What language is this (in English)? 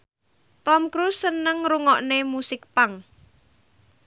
Javanese